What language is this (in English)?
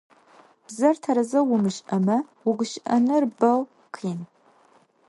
Adyghe